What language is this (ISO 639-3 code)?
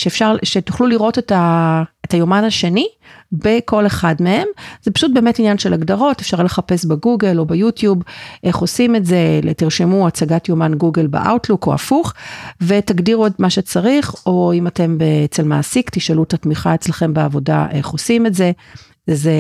heb